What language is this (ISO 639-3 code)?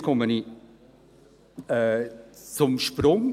gsw